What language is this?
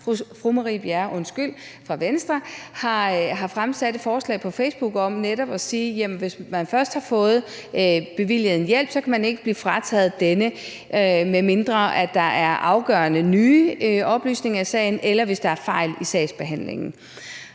Danish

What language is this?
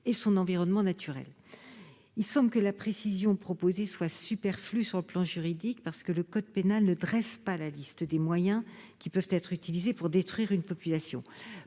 French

